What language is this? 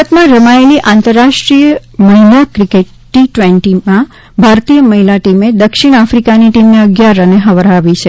Gujarati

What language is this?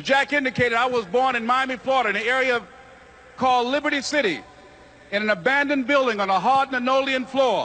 English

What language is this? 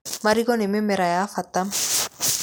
Kikuyu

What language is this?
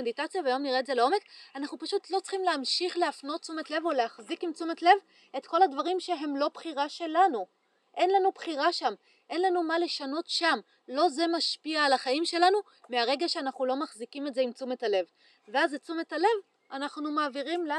Hebrew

